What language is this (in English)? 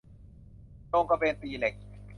Thai